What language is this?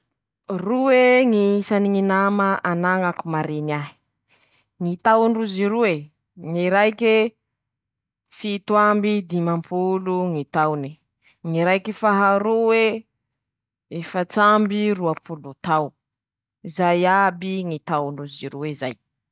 Masikoro Malagasy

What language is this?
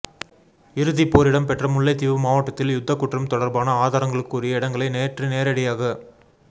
Tamil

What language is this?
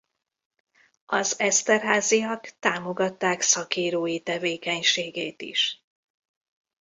Hungarian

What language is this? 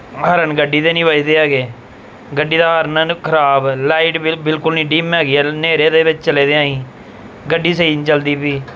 Punjabi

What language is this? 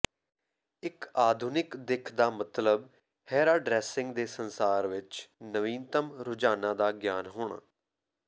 Punjabi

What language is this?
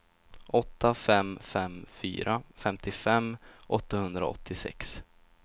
Swedish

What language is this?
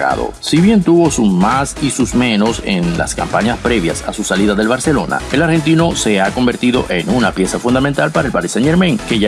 Spanish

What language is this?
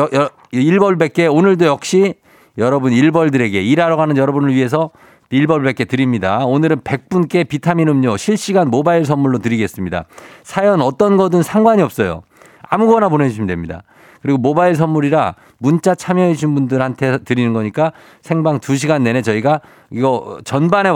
Korean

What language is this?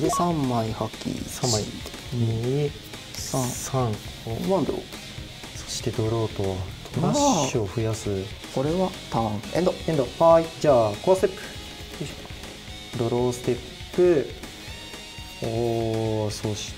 Japanese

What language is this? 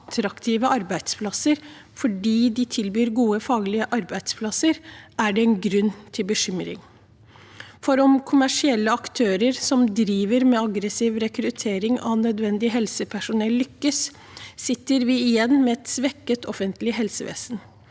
Norwegian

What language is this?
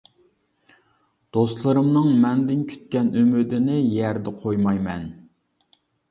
Uyghur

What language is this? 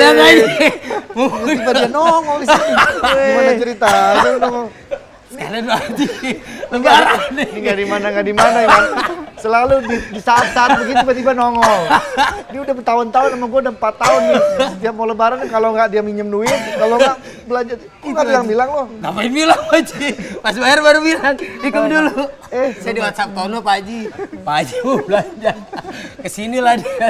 Indonesian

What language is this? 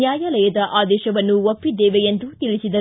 Kannada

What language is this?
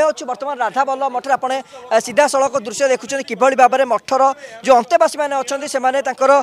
Hindi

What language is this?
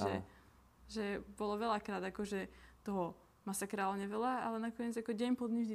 Czech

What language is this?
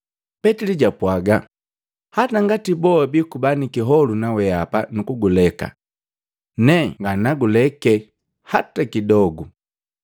Matengo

